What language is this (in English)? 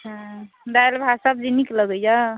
Maithili